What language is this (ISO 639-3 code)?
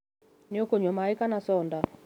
kik